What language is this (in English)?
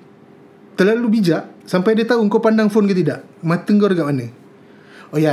Malay